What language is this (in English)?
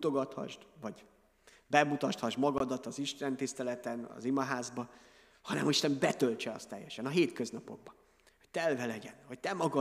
Hungarian